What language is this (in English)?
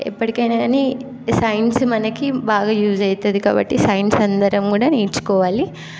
Telugu